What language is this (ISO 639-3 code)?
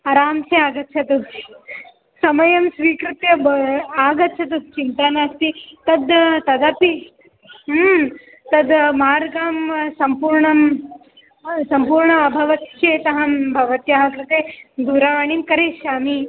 san